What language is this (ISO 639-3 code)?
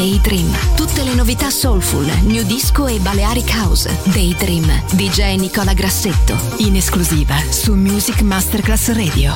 ita